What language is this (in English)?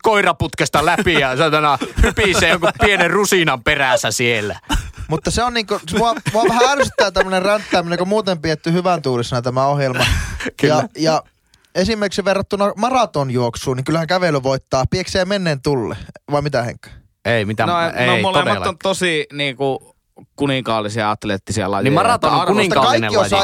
Finnish